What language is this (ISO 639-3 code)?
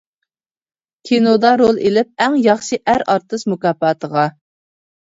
uig